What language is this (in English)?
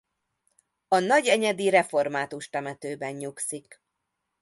Hungarian